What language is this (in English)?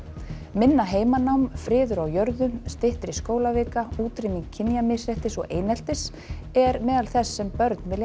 Icelandic